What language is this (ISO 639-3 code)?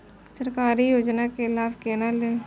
mai